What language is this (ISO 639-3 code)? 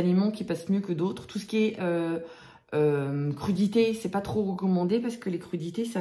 fra